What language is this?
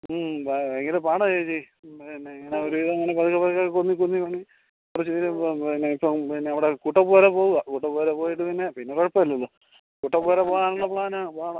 Malayalam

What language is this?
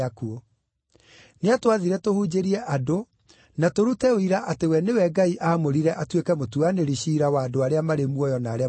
Kikuyu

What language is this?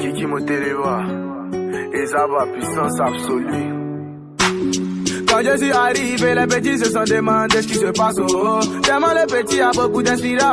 Romanian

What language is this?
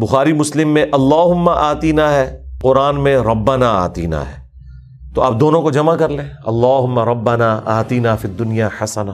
Urdu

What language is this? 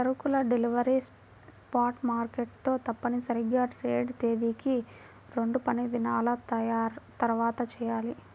Telugu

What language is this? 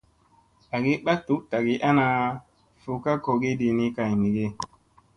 Musey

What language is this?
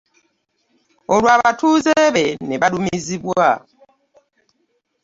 Ganda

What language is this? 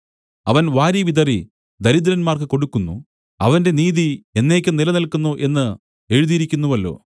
Malayalam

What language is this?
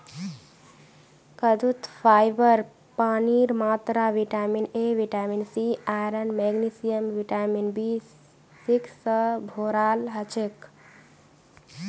Magahi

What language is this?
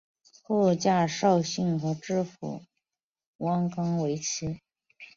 Chinese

